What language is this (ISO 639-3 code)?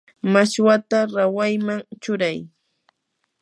qur